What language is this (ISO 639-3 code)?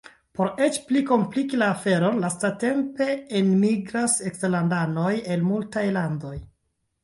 epo